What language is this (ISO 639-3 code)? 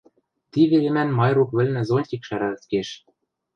mrj